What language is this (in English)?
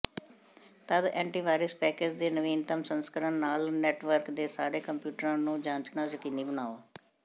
Punjabi